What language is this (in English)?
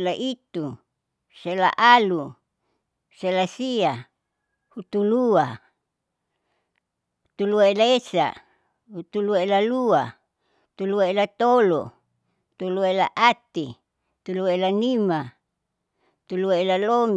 Saleman